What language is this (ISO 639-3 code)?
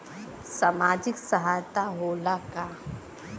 bho